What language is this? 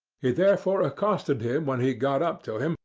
English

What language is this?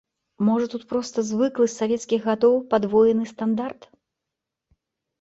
Belarusian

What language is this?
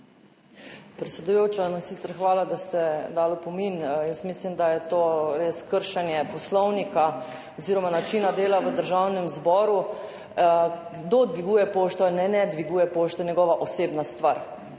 Slovenian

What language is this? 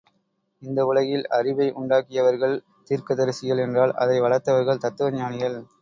Tamil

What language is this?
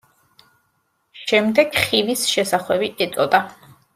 Georgian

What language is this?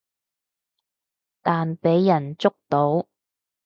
Cantonese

